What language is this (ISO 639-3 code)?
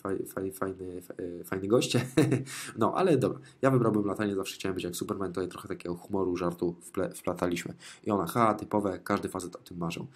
pol